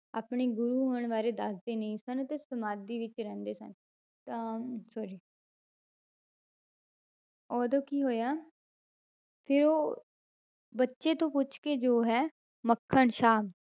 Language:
Punjabi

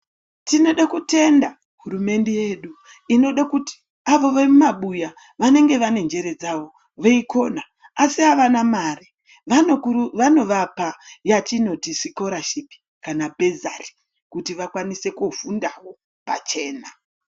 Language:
Ndau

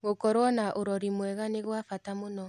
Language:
Kikuyu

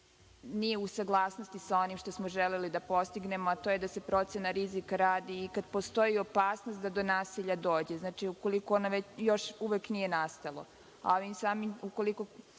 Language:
Serbian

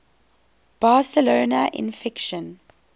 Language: English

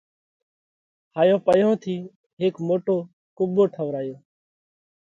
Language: Parkari Koli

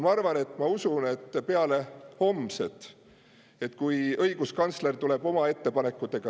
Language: Estonian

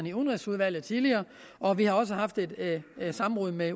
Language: Danish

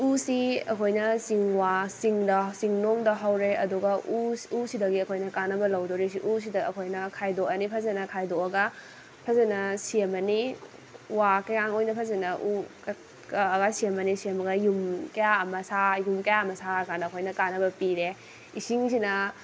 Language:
Manipuri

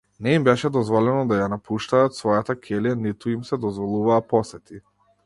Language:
Macedonian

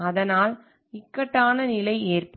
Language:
Tamil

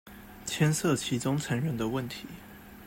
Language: Chinese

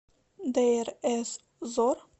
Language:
Russian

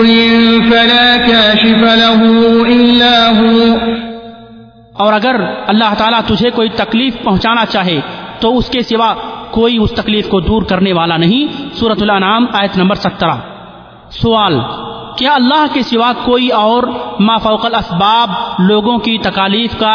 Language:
Urdu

